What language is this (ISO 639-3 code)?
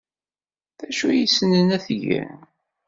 kab